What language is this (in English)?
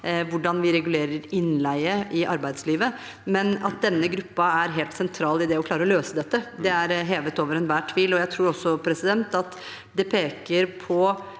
Norwegian